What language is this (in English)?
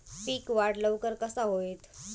Marathi